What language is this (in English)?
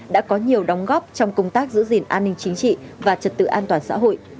Vietnamese